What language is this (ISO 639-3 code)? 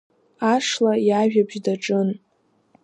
abk